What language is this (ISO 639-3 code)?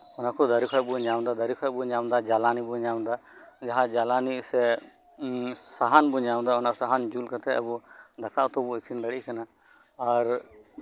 sat